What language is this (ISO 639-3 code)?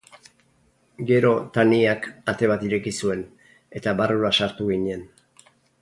eus